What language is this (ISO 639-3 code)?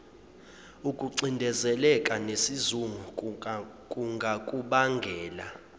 zul